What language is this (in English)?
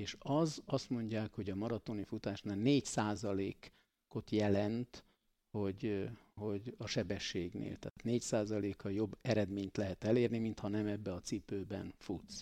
Hungarian